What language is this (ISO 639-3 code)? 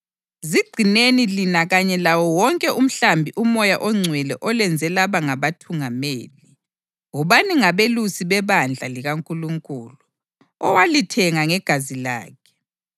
nde